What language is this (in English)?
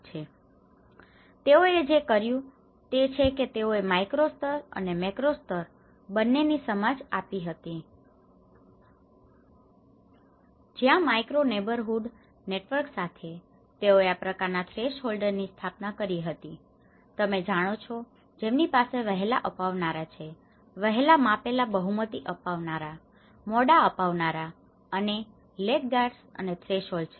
Gujarati